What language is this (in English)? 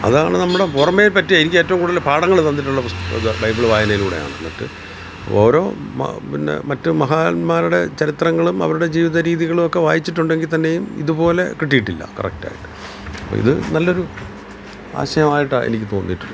Malayalam